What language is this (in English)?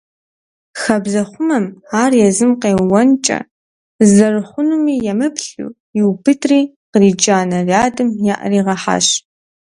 Kabardian